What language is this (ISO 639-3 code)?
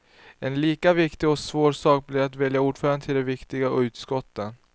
swe